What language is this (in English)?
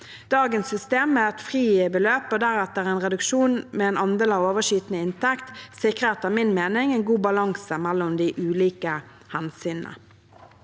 Norwegian